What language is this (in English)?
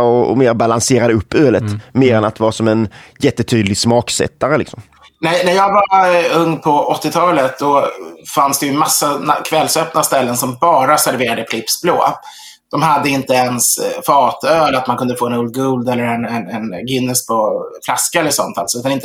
Swedish